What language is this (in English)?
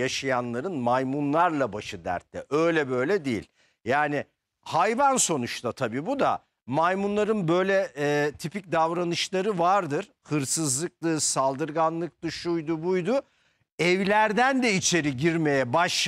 Turkish